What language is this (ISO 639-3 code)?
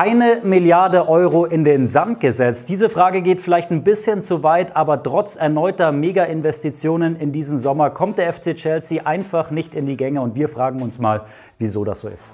deu